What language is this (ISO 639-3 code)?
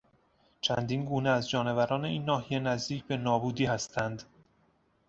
fas